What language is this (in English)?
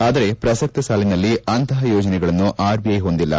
Kannada